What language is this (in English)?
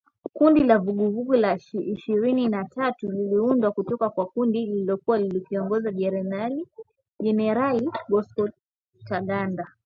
Swahili